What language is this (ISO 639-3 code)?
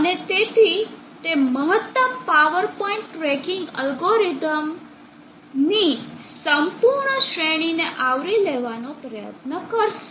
guj